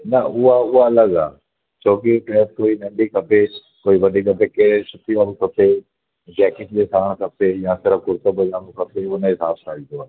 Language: Sindhi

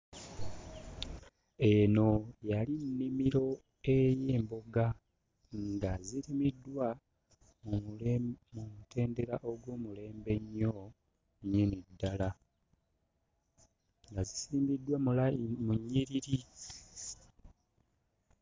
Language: Ganda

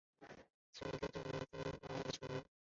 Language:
Chinese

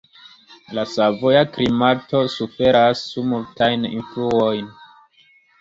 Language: Esperanto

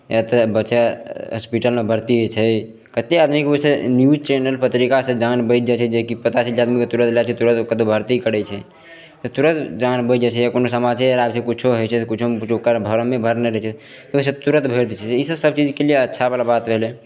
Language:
Maithili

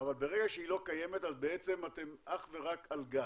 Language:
Hebrew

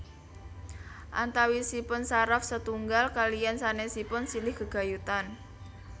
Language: Javanese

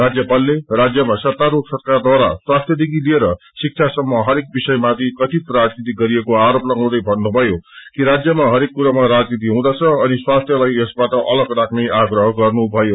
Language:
Nepali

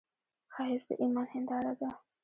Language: Pashto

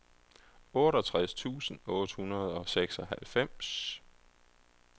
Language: Danish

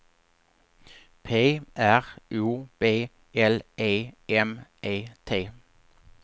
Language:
Swedish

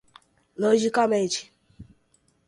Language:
Portuguese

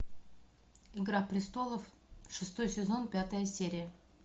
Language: Russian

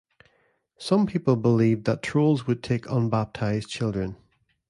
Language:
English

